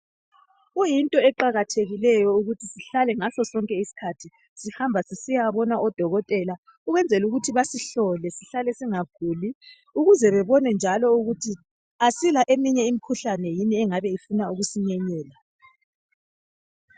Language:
North Ndebele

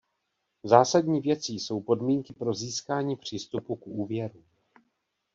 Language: Czech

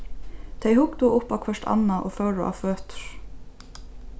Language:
Faroese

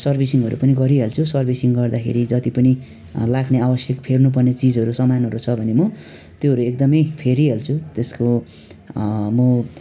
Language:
Nepali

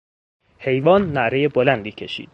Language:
Persian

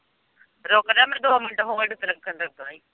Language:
Punjabi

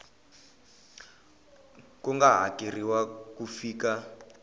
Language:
Tsonga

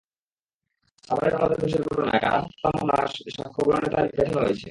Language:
Bangla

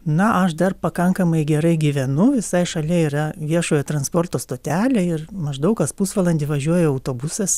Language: Lithuanian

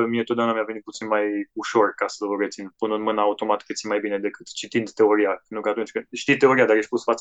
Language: Romanian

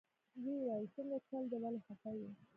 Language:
Pashto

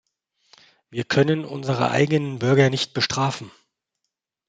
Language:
German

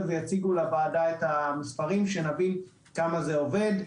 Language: Hebrew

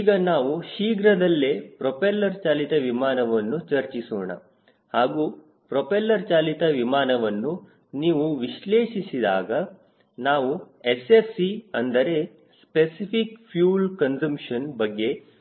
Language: Kannada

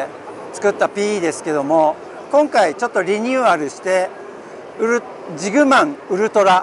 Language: Japanese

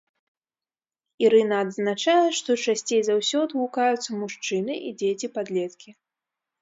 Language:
Belarusian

